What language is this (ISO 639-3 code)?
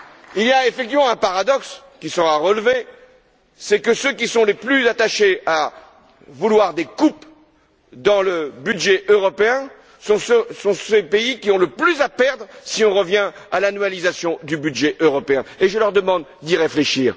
fra